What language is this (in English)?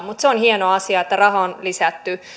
Finnish